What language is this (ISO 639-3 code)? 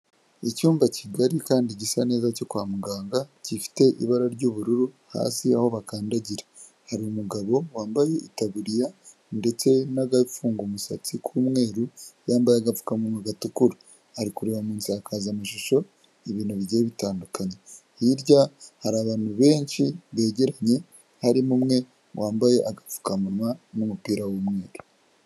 kin